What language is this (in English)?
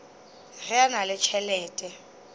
Northern Sotho